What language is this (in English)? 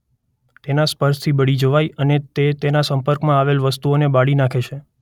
Gujarati